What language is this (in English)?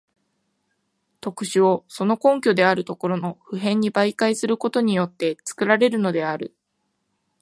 Japanese